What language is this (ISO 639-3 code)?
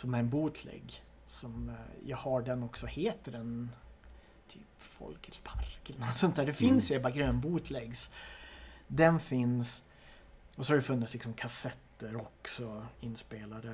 swe